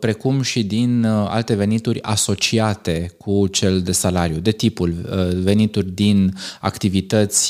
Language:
Romanian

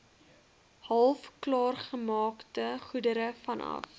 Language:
Afrikaans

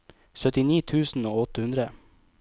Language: Norwegian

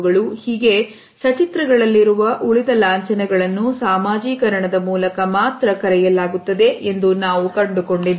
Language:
Kannada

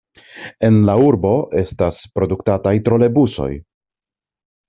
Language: Esperanto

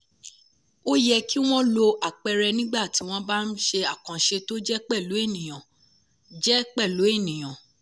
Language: Yoruba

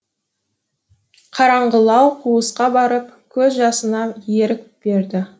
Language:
Kazakh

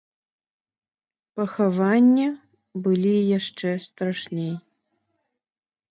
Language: Belarusian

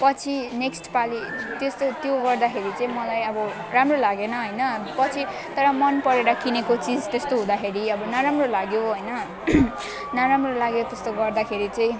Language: Nepali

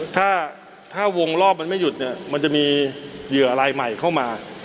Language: Thai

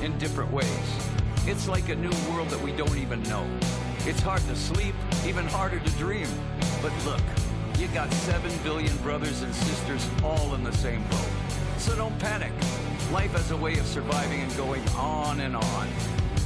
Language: German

